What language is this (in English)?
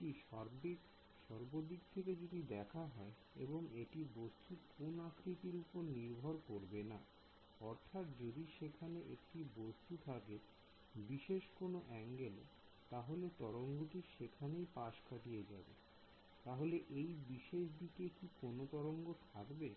Bangla